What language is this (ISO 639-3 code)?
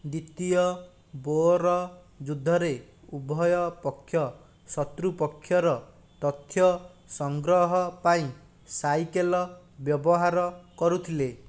ori